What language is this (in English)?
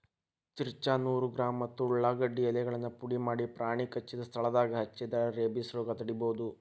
Kannada